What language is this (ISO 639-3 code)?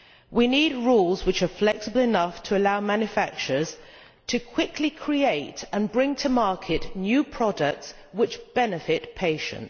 eng